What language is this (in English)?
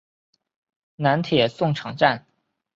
Chinese